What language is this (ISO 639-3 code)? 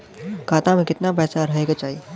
bho